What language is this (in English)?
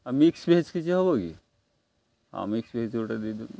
Odia